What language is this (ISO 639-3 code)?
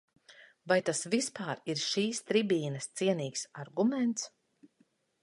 lav